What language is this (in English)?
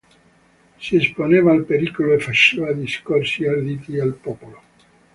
Italian